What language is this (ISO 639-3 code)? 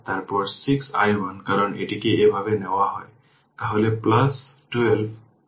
ben